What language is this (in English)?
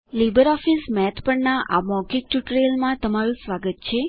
Gujarati